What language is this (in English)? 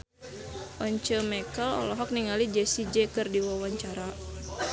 Sundanese